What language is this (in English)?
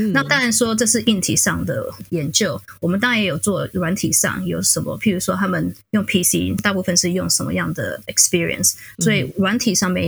Chinese